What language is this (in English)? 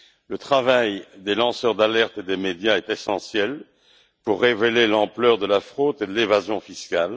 French